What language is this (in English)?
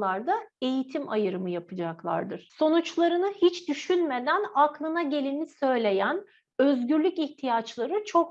Turkish